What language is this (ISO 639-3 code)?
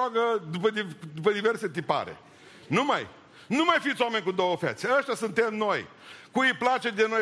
ron